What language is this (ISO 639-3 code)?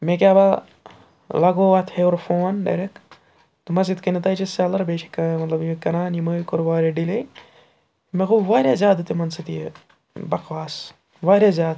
kas